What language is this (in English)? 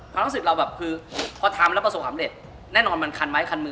Thai